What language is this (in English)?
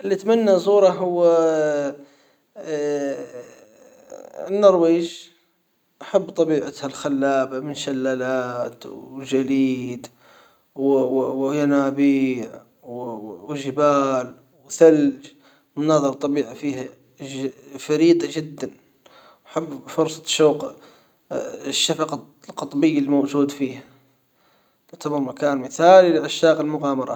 Hijazi Arabic